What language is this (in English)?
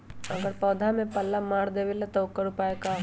Magahi